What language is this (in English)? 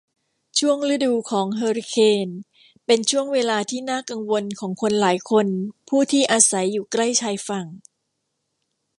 Thai